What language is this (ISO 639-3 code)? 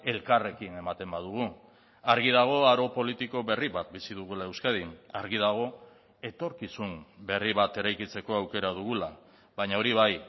eus